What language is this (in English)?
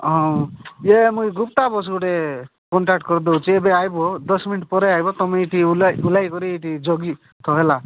Odia